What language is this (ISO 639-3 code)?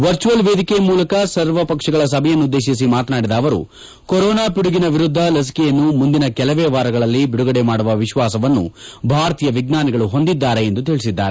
kan